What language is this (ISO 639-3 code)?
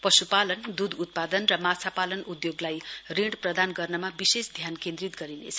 nep